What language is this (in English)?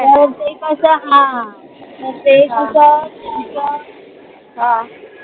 Marathi